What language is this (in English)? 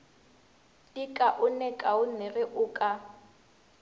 Northern Sotho